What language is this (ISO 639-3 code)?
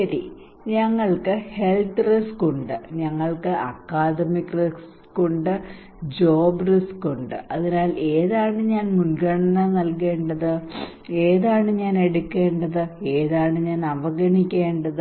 mal